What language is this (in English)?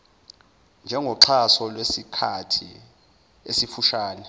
Zulu